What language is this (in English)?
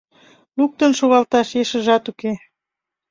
Mari